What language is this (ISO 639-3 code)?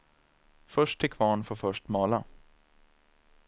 swe